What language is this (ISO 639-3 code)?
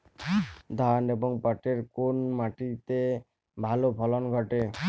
ben